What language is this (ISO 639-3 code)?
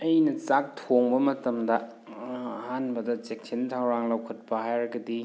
mni